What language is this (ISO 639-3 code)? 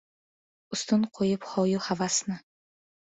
uzb